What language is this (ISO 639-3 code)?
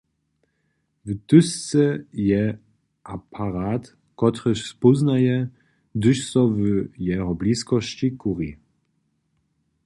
hsb